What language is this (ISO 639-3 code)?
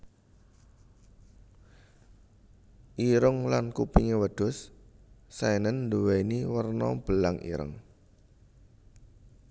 jav